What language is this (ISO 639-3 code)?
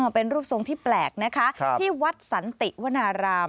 tha